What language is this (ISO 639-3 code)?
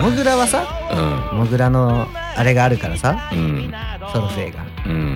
jpn